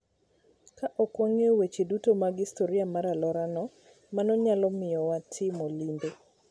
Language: Luo (Kenya and Tanzania)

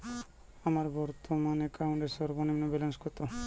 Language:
Bangla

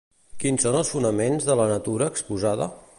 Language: Catalan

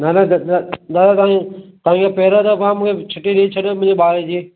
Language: Sindhi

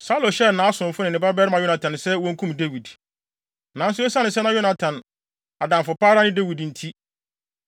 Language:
Akan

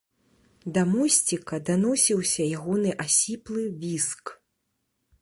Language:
Belarusian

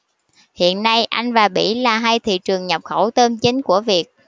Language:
Vietnamese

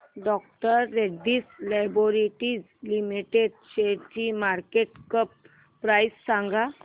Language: Marathi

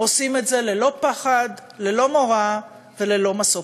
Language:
Hebrew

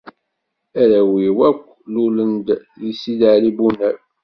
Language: Kabyle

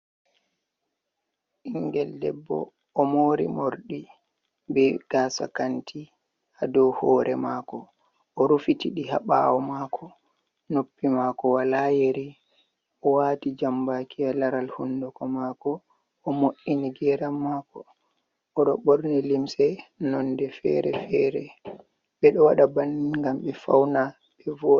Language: Fula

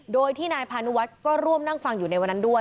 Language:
Thai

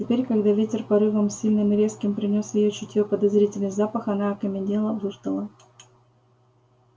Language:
Russian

